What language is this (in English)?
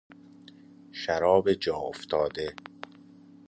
Persian